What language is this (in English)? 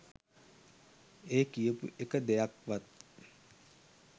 Sinhala